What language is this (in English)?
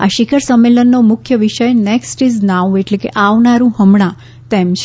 Gujarati